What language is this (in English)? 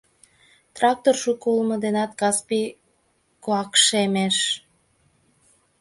Mari